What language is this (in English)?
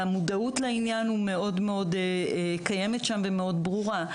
Hebrew